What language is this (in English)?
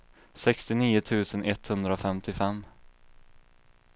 Swedish